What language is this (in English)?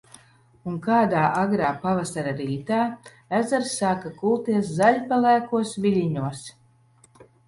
Latvian